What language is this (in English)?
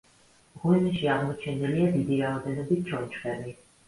Georgian